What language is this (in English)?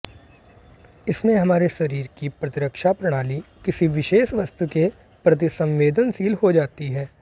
Hindi